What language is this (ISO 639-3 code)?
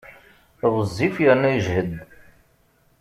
kab